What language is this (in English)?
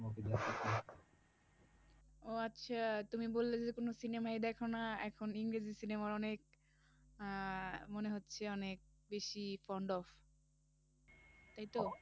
Bangla